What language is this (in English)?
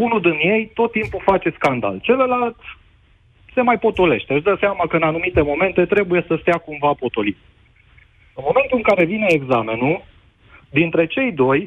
Romanian